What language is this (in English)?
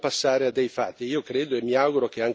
Italian